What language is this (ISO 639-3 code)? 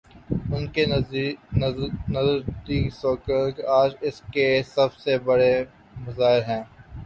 urd